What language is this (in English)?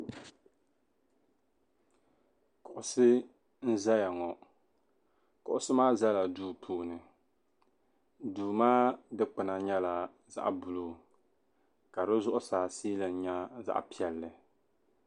Dagbani